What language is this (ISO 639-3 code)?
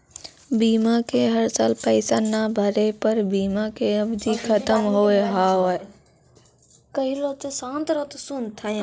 mai